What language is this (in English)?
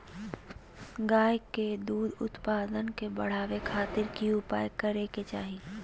Magahi